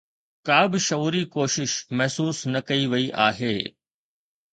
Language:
Sindhi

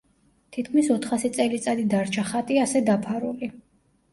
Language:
Georgian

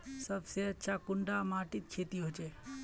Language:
Magahi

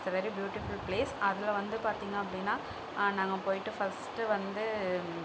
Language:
Tamil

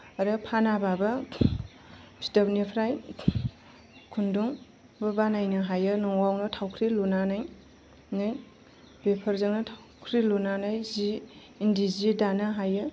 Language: Bodo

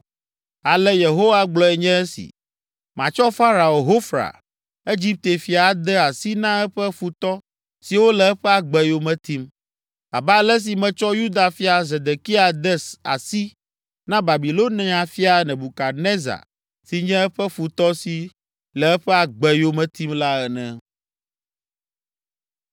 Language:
Ewe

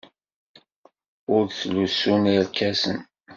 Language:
Kabyle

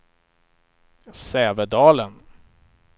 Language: Swedish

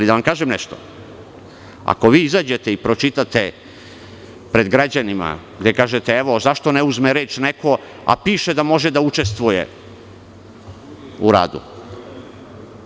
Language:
Serbian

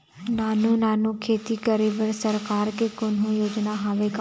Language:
Chhattisgarhi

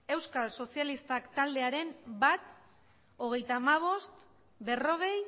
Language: Basque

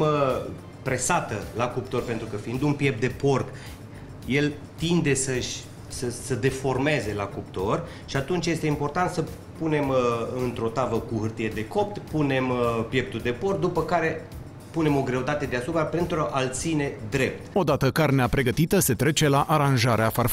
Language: Romanian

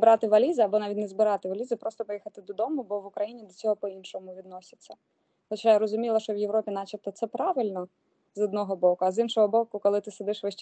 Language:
Ukrainian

